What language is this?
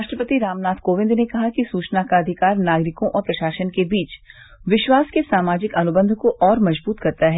Hindi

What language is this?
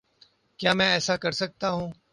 Urdu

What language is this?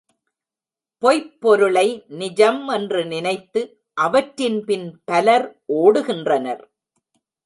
Tamil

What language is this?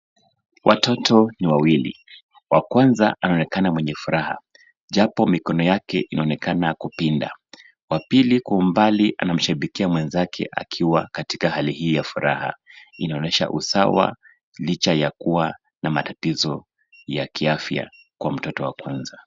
Swahili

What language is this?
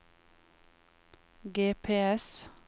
Norwegian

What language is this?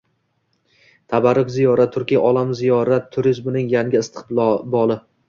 Uzbek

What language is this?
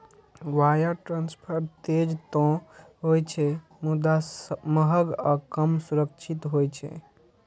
Maithili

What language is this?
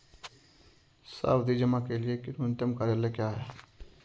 Hindi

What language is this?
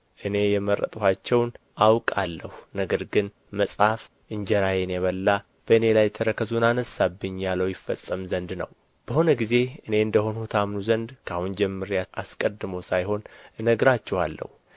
Amharic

